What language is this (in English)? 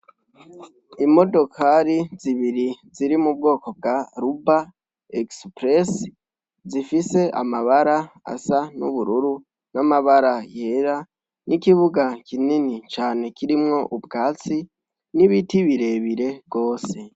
Rundi